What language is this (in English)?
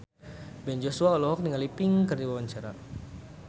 Sundanese